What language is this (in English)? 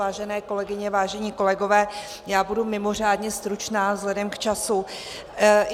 Czech